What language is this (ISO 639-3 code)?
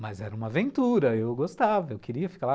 por